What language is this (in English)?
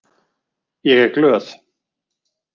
Icelandic